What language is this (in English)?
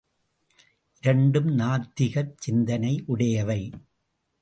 Tamil